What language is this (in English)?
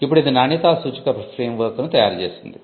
Telugu